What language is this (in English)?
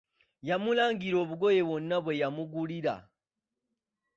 Ganda